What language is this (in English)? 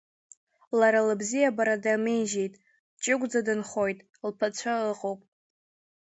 Abkhazian